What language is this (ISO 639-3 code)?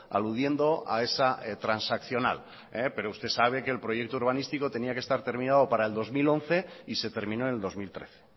spa